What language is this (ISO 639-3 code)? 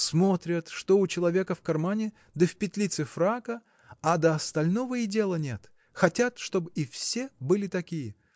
rus